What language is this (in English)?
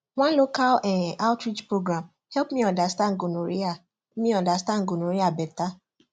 Nigerian Pidgin